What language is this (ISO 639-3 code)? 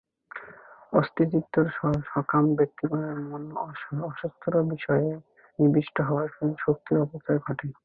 ben